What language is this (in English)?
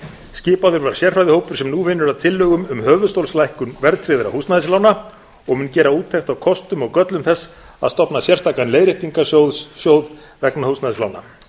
Icelandic